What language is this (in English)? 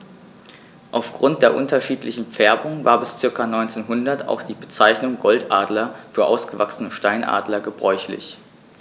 German